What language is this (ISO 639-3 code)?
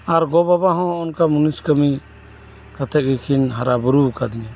sat